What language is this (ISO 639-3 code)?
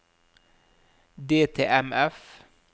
nor